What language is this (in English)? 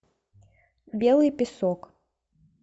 Russian